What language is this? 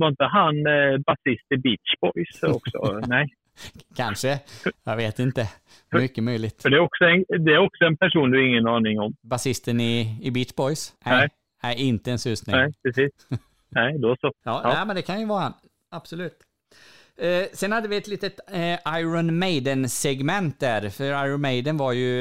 Swedish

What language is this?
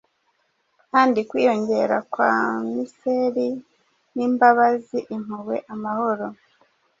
Kinyarwanda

